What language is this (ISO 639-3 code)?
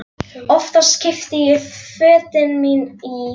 isl